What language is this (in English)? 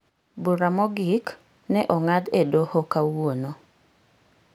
Luo (Kenya and Tanzania)